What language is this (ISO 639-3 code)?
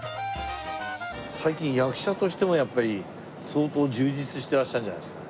jpn